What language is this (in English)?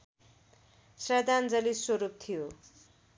Nepali